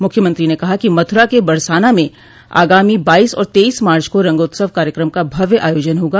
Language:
Hindi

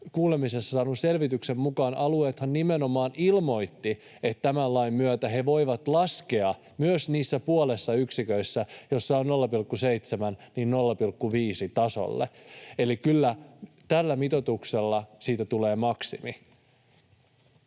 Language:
Finnish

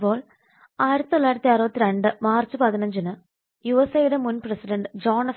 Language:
Malayalam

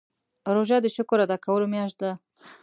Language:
Pashto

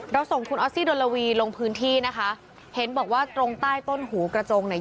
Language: Thai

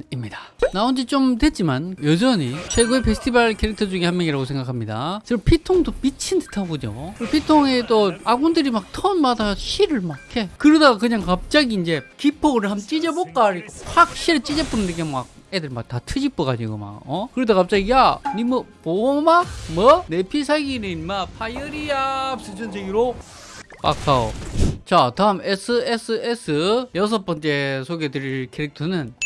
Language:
Korean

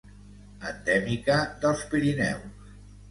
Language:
Catalan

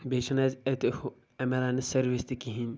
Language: Kashmiri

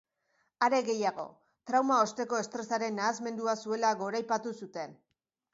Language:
Basque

